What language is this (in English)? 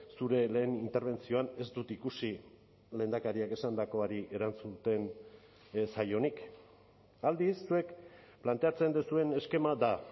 Basque